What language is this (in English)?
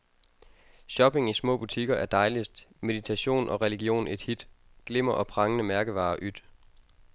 Danish